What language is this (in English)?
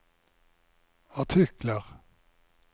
Norwegian